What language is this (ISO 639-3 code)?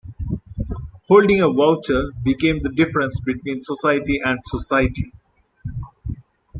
eng